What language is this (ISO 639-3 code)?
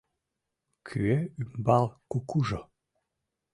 chm